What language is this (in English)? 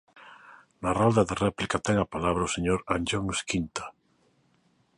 Galician